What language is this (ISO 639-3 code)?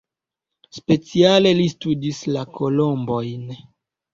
epo